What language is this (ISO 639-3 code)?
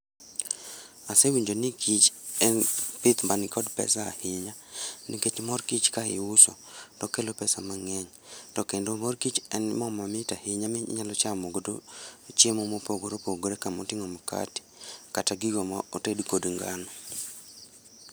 luo